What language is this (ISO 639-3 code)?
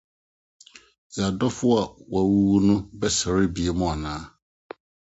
aka